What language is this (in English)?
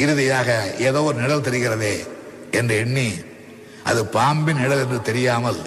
Tamil